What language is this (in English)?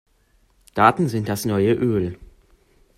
German